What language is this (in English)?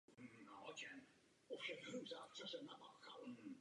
Czech